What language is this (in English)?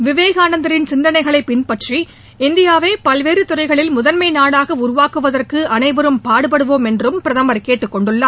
Tamil